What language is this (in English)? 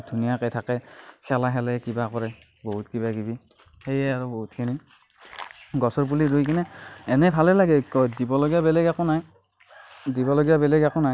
Assamese